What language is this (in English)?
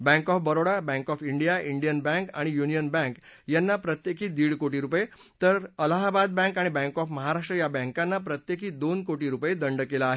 Marathi